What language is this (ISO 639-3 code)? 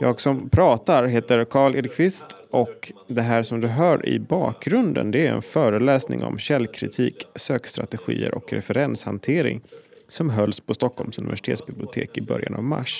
swe